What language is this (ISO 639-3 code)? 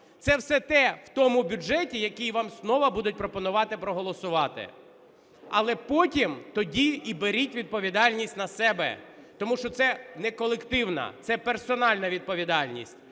ukr